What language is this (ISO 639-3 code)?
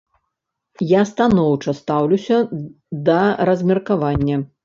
bel